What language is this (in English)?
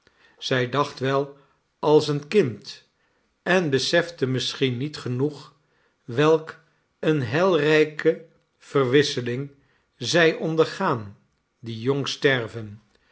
Dutch